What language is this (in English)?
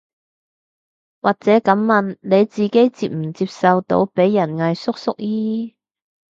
Cantonese